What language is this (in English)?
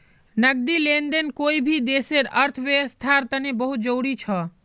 Magahi